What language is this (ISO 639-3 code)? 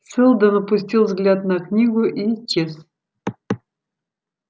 rus